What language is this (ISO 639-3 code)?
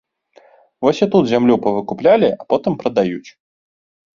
bel